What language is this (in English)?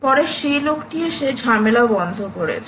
Bangla